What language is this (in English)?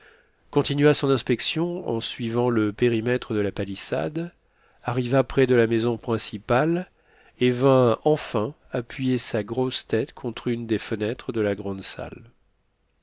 French